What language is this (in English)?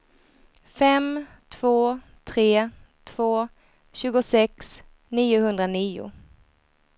Swedish